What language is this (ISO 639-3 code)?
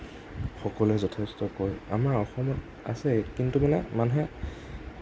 asm